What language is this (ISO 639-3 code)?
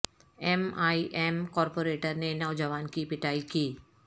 urd